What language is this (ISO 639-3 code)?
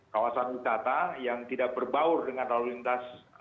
ind